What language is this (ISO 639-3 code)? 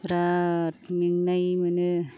brx